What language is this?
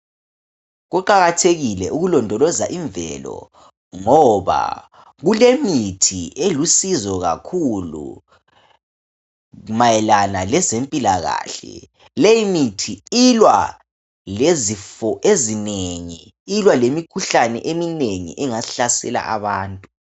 North Ndebele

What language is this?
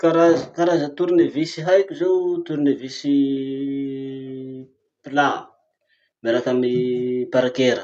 Masikoro Malagasy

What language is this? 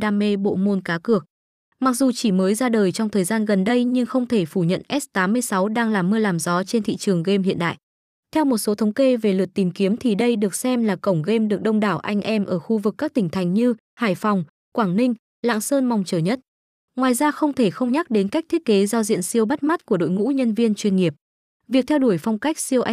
Vietnamese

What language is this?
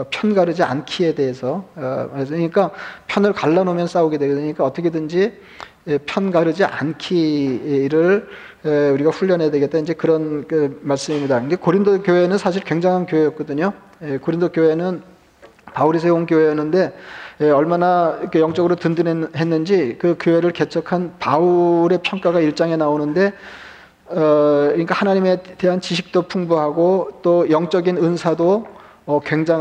Korean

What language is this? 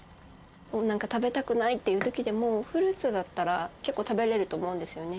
Japanese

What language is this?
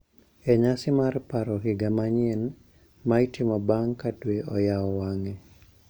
Luo (Kenya and Tanzania)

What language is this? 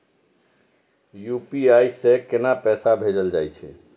Maithili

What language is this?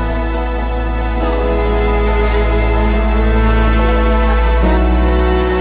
French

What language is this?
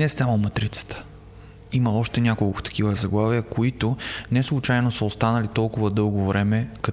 Bulgarian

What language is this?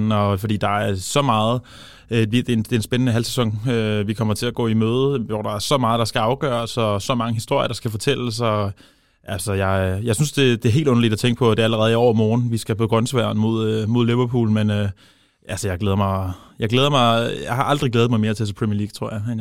Danish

